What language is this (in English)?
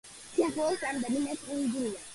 Georgian